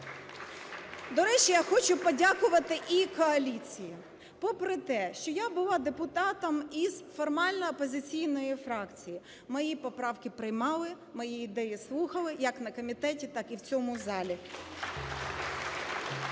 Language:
Ukrainian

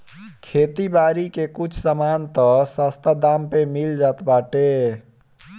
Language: Bhojpuri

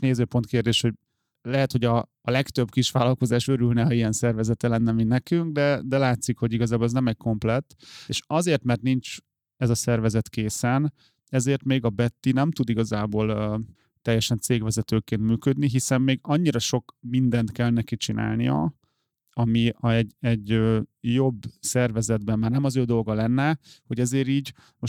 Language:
Hungarian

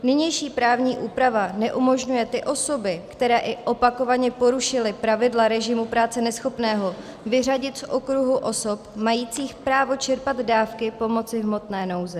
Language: Czech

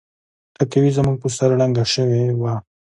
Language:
Pashto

